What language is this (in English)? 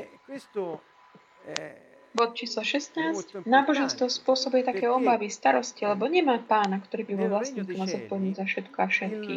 Slovak